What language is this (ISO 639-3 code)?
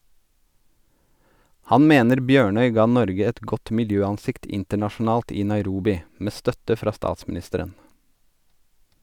nor